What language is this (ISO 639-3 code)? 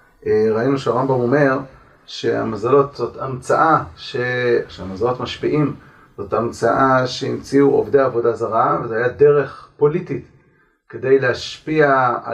heb